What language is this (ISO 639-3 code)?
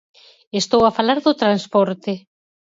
glg